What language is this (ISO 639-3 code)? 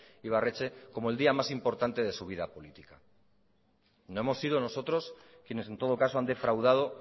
spa